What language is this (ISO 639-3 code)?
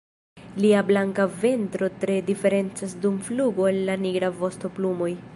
epo